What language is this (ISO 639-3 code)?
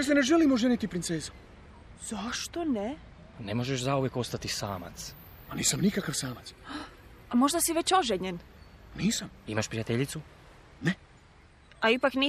hrv